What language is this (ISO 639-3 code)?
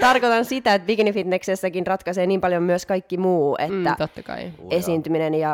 fin